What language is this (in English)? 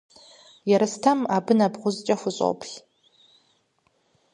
Kabardian